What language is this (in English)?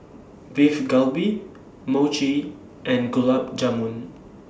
English